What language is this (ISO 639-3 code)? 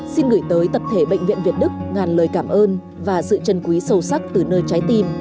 vie